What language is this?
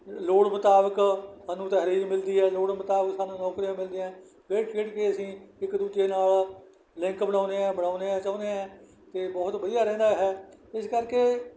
Punjabi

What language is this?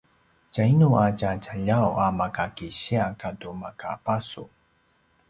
Paiwan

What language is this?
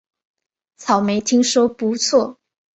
Chinese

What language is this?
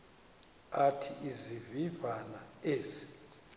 Xhosa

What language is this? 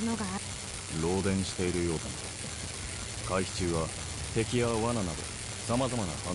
Japanese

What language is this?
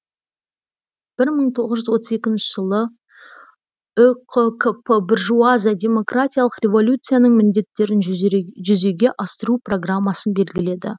Kazakh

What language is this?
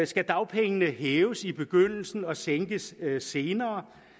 Danish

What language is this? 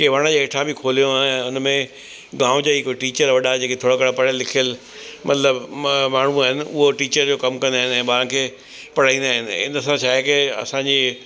Sindhi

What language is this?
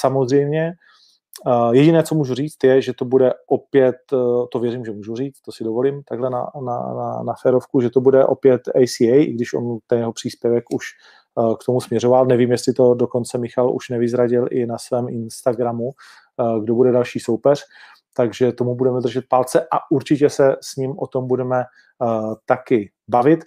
Czech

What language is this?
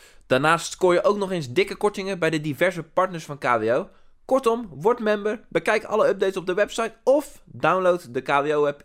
Dutch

